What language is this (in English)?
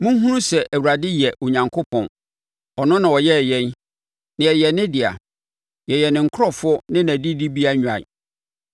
Akan